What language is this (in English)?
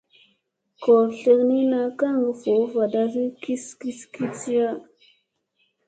Musey